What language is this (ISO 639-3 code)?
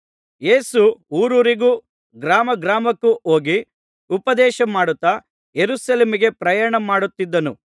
kan